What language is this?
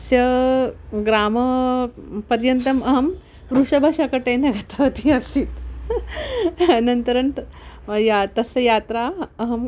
Sanskrit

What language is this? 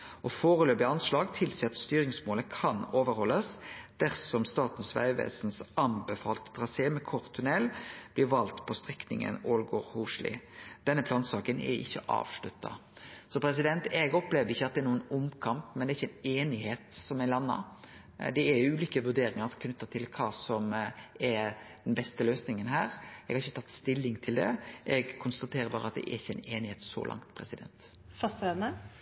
Norwegian Nynorsk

